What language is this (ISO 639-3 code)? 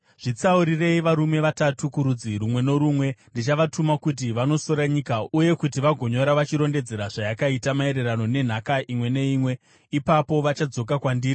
sna